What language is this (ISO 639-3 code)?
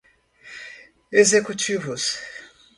por